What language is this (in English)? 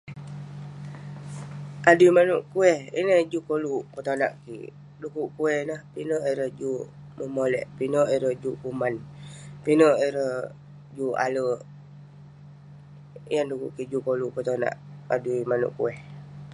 Western Penan